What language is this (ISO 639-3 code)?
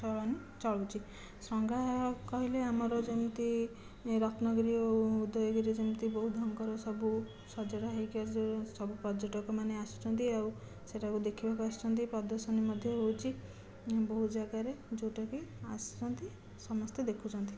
ori